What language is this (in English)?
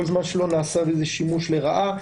Hebrew